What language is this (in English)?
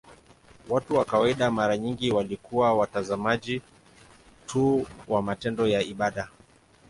Swahili